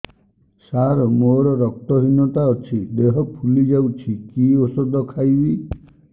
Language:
Odia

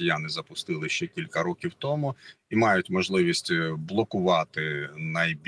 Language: Ukrainian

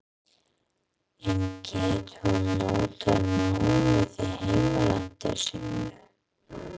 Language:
Icelandic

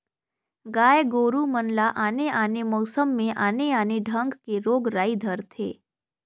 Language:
Chhattisgarhi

